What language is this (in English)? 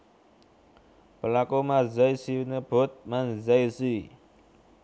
Javanese